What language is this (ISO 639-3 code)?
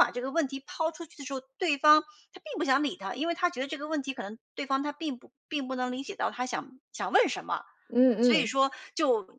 zho